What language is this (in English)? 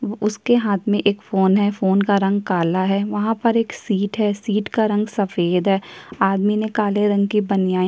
Hindi